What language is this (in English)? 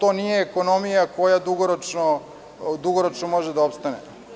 Serbian